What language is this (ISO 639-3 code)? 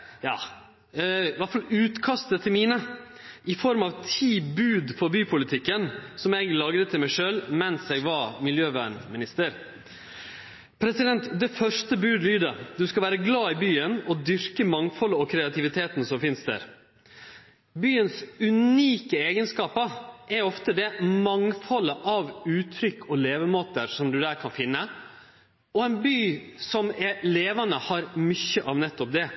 nno